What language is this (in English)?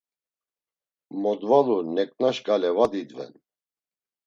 Laz